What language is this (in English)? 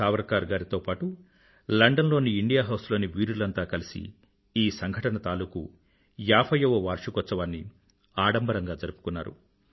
Telugu